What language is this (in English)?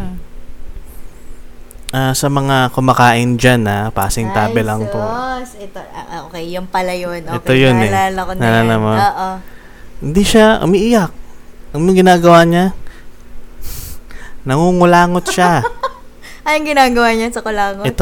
Filipino